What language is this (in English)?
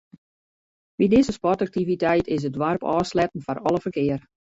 Western Frisian